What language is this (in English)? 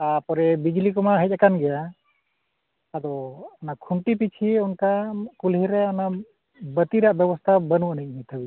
Santali